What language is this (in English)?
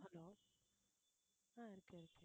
Tamil